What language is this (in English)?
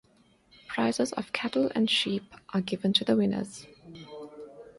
English